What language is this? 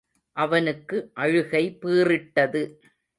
Tamil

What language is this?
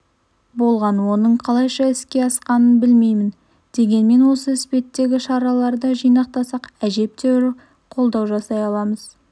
Kazakh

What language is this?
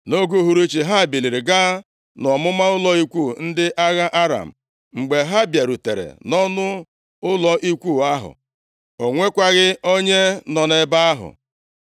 Igbo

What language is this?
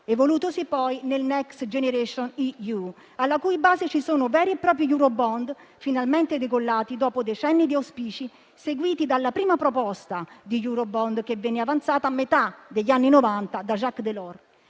Italian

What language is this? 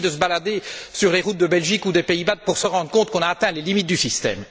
French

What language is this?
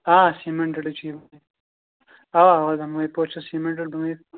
Kashmiri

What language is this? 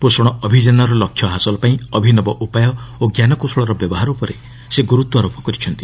Odia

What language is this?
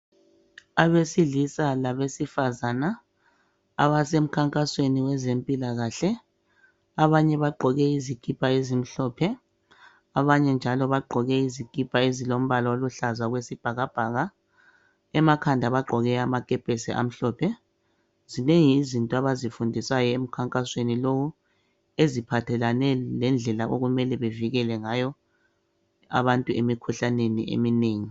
North Ndebele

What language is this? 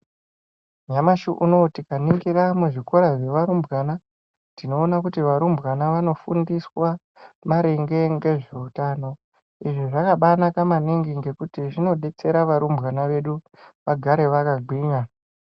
Ndau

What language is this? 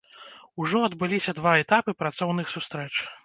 Belarusian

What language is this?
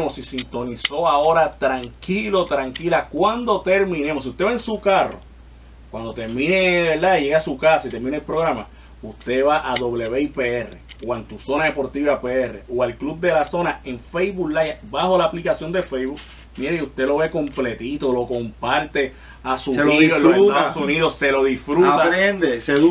Spanish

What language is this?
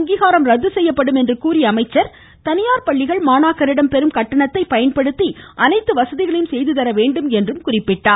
Tamil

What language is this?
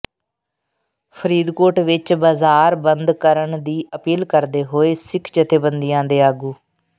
Punjabi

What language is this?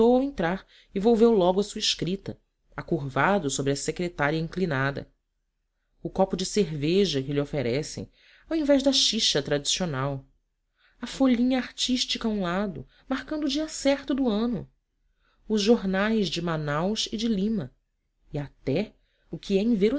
Portuguese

